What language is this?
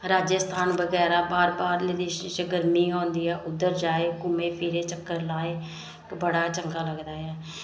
Dogri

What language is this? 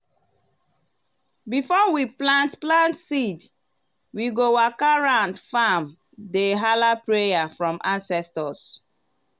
Nigerian Pidgin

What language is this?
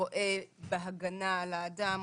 Hebrew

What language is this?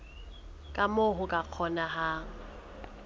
Southern Sotho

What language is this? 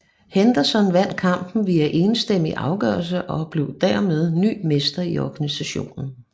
Danish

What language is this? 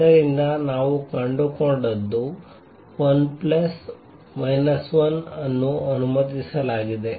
Kannada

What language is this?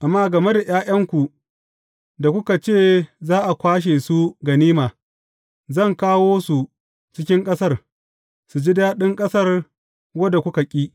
Hausa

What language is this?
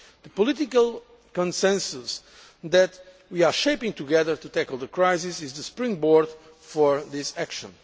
English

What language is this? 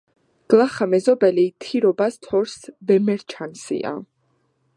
Georgian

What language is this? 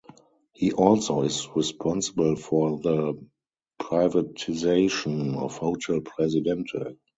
English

